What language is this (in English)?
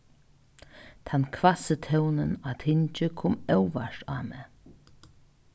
Faroese